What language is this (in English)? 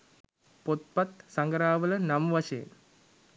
Sinhala